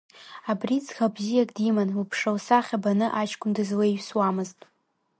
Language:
Abkhazian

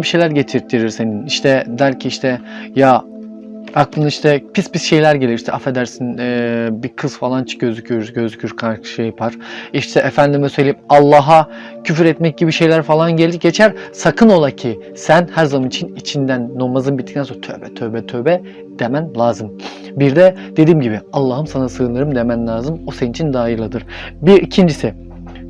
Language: Turkish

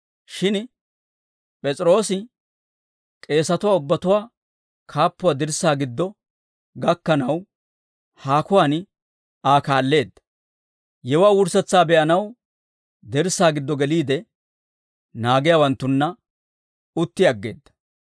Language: Dawro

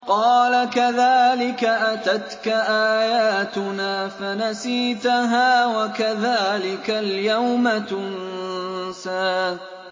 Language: Arabic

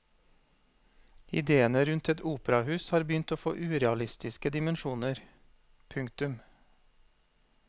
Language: Norwegian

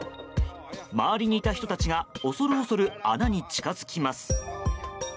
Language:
Japanese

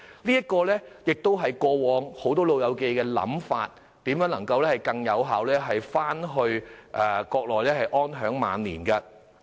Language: Cantonese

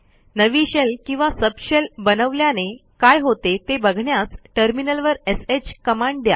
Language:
Marathi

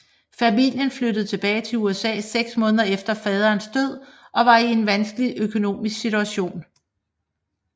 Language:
Danish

